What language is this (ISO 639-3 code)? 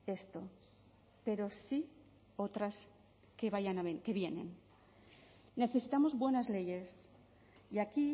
spa